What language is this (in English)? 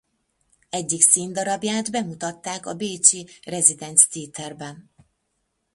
Hungarian